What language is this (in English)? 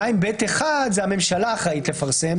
Hebrew